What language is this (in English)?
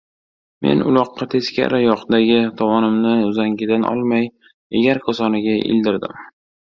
Uzbek